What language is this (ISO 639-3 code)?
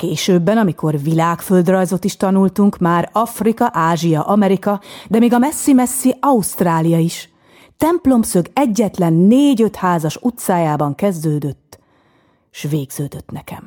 hun